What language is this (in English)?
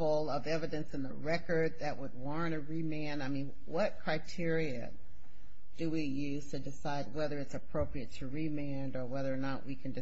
English